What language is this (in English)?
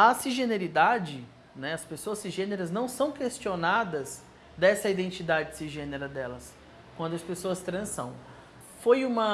Portuguese